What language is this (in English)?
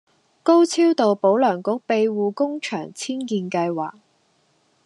Cantonese